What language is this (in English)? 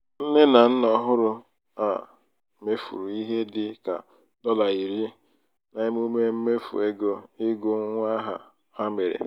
Igbo